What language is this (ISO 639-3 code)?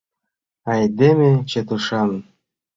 chm